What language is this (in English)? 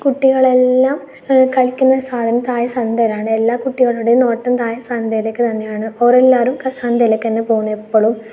Malayalam